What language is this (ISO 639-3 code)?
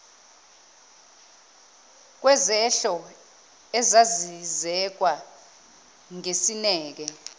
zul